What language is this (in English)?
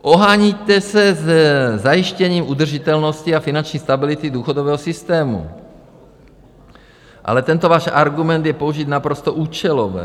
Czech